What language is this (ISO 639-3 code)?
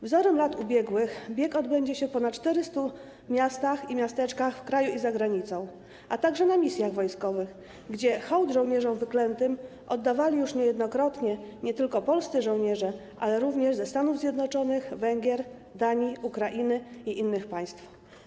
pol